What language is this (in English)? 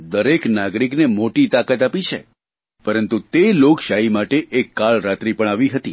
Gujarati